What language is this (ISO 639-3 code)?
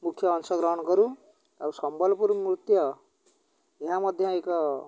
ori